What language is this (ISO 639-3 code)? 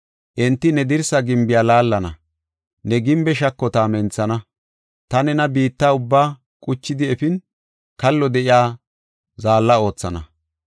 gof